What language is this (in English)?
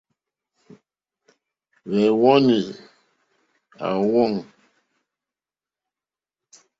Mokpwe